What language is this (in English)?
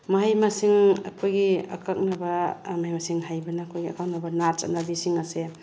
Manipuri